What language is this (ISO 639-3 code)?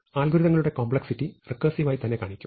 mal